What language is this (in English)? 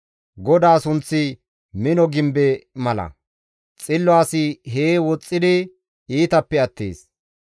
Gamo